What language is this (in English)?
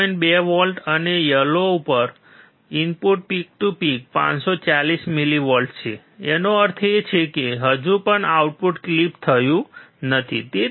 Gujarati